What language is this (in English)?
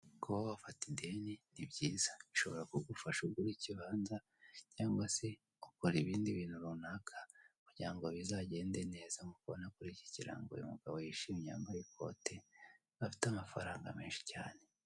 Kinyarwanda